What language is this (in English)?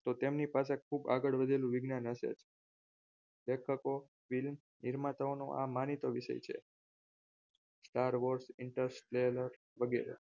Gujarati